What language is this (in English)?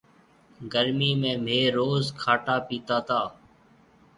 Marwari (Pakistan)